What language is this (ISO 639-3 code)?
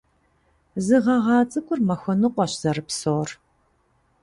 kbd